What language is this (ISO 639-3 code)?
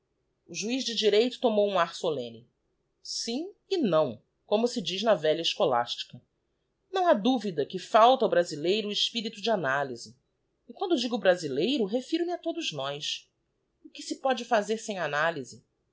por